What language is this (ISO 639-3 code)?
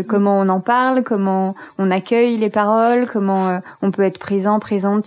fra